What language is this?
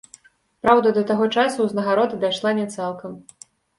Belarusian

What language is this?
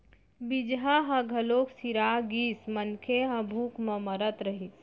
Chhattisgarhi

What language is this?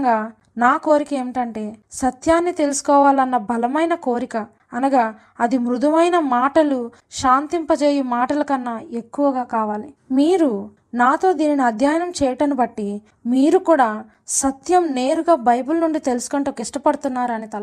Telugu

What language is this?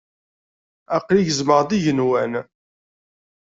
Kabyle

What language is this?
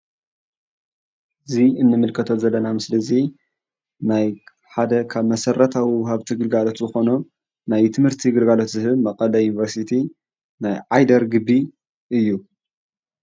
Tigrinya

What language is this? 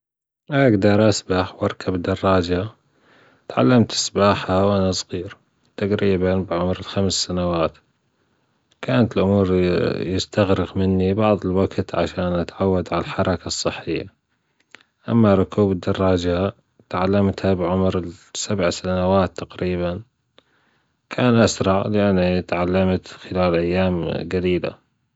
Gulf Arabic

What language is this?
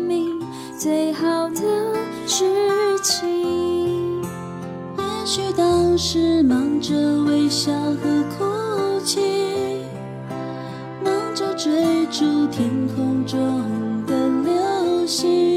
Chinese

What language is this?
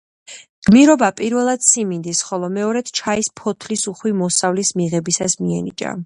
Georgian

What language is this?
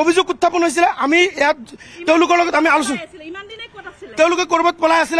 Bangla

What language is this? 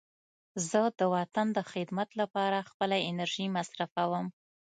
Pashto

